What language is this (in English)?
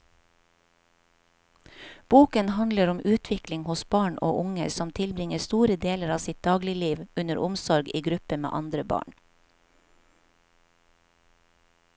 Norwegian